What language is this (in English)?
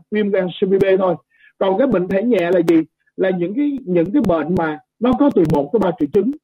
Vietnamese